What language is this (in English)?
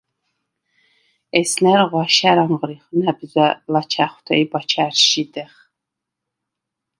Svan